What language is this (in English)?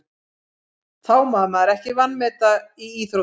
Icelandic